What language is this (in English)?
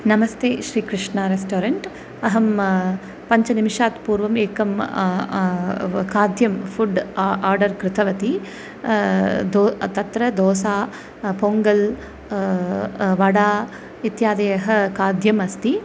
Sanskrit